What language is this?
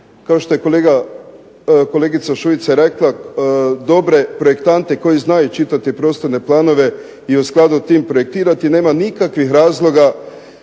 Croatian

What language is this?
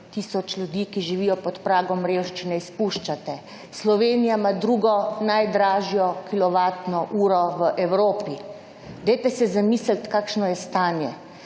Slovenian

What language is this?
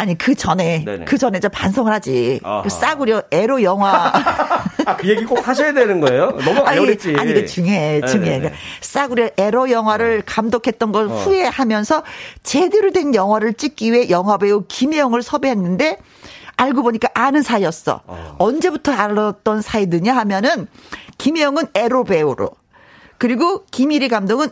Korean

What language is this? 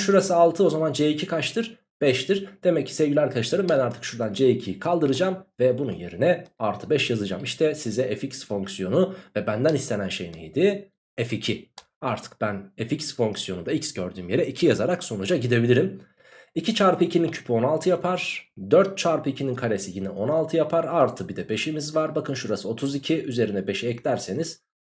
Turkish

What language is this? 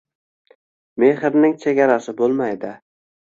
Uzbek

